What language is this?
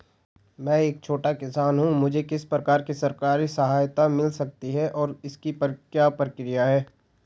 Hindi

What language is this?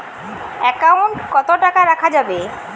Bangla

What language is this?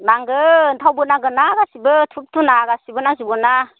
Bodo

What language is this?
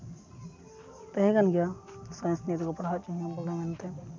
Santali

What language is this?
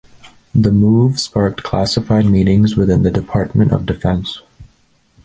English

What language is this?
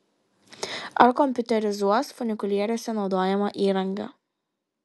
Lithuanian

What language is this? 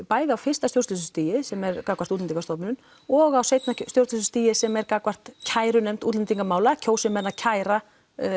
Icelandic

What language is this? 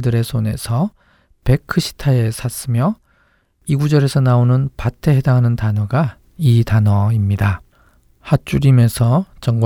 Korean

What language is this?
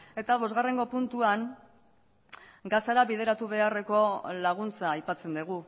Basque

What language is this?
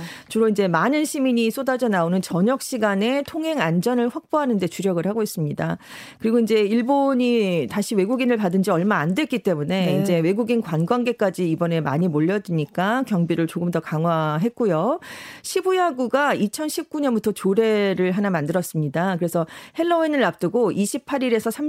Korean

